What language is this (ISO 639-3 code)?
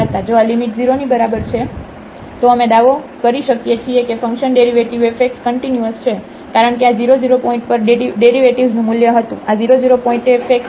guj